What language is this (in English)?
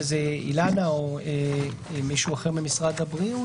Hebrew